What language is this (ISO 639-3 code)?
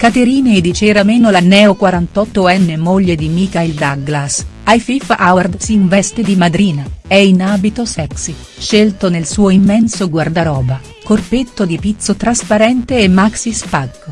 ita